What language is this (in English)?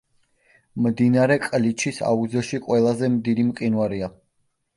Georgian